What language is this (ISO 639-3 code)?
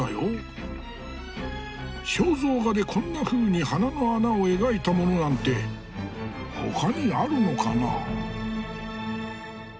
jpn